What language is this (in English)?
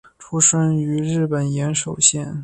Chinese